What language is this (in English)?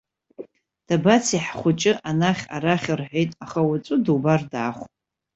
Abkhazian